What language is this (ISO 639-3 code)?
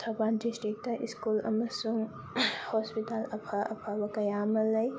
mni